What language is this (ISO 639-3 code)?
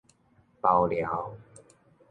nan